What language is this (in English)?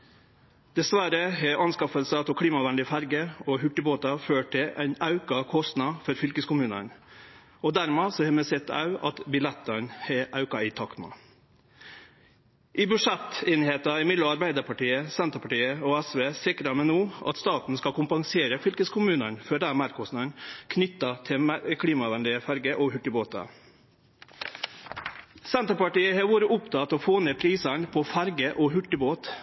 Norwegian Nynorsk